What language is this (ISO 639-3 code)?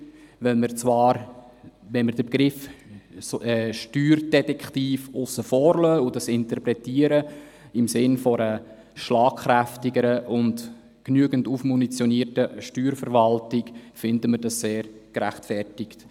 gsw